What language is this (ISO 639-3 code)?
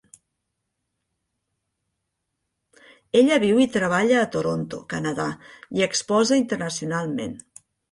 cat